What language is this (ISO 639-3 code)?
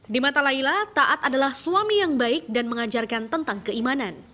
ind